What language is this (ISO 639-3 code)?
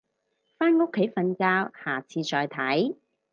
yue